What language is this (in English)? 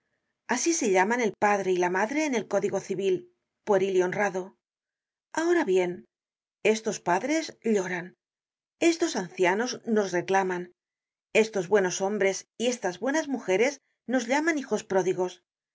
Spanish